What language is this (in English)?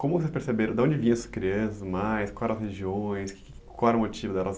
Portuguese